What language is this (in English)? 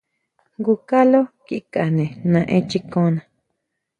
Huautla Mazatec